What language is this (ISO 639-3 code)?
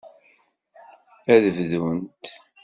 kab